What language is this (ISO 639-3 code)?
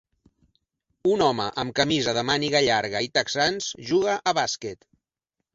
cat